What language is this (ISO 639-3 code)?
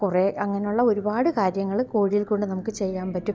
mal